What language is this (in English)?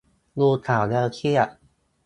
Thai